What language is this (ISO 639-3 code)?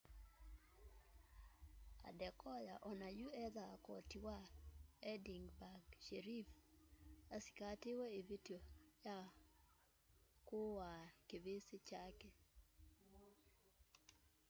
kam